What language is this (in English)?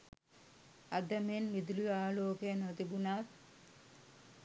Sinhala